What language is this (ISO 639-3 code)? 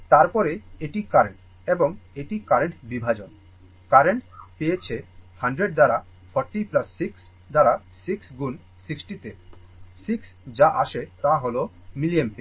ben